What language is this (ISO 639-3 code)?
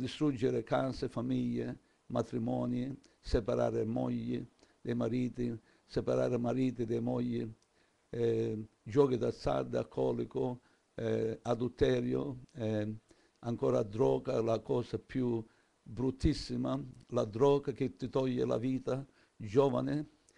ita